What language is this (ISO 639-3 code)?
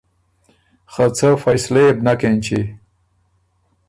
oru